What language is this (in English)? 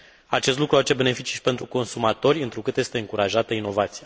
Romanian